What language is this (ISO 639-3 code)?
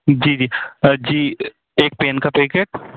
hin